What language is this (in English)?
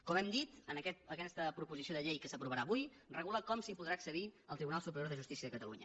Catalan